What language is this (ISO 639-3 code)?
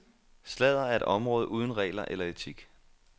dan